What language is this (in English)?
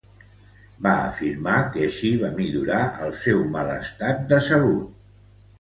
Catalan